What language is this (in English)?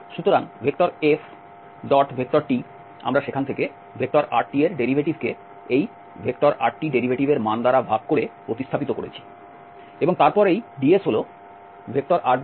Bangla